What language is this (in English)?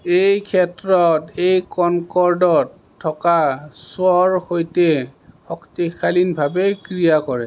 Assamese